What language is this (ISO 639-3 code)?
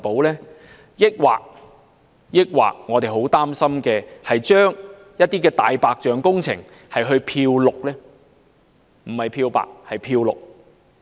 yue